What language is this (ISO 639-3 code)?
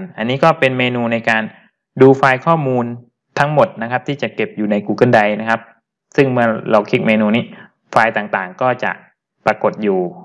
tha